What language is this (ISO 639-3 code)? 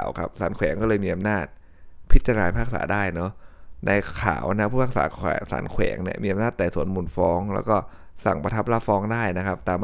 tha